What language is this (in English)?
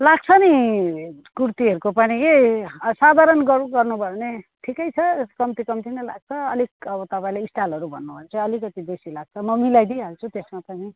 Nepali